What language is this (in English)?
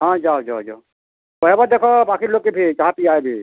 Odia